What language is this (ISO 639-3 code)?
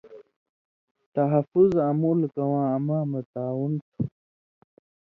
mvy